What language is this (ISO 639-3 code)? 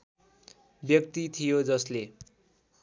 nep